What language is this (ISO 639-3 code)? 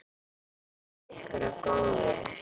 isl